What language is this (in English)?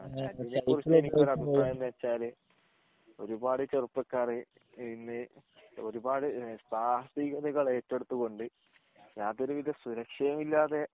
Malayalam